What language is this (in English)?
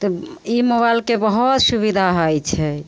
Maithili